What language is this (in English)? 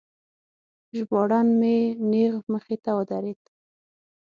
Pashto